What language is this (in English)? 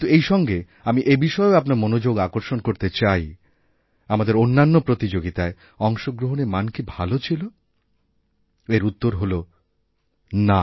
Bangla